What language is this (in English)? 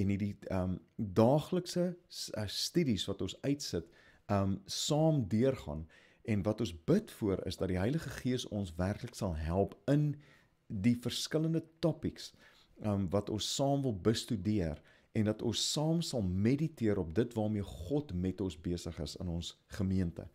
Dutch